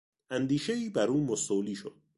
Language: Persian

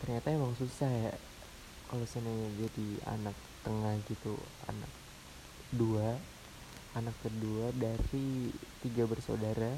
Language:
Indonesian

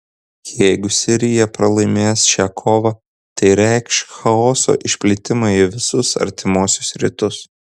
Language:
Lithuanian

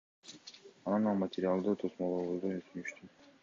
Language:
Kyrgyz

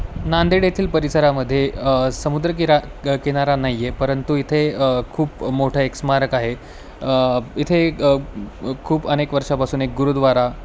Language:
Marathi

